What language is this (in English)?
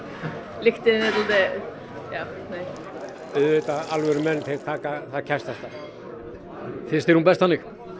Icelandic